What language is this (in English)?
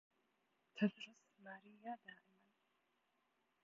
Arabic